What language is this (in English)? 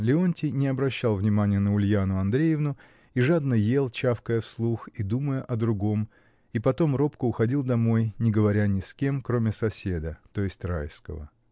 Russian